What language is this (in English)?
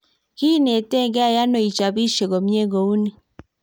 Kalenjin